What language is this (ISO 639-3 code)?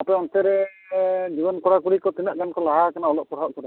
sat